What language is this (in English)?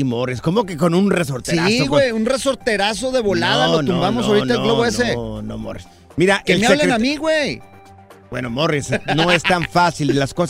Spanish